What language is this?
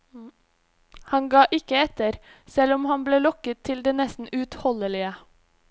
Norwegian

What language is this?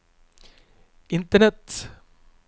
Norwegian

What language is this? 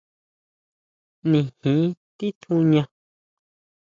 Huautla Mazatec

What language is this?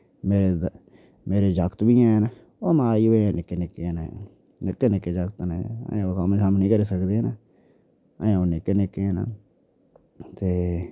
Dogri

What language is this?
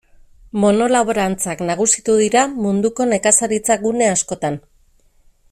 Basque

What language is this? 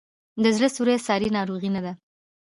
Pashto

